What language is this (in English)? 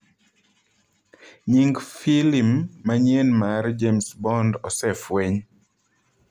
Luo (Kenya and Tanzania)